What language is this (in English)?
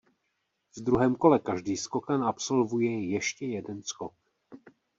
Czech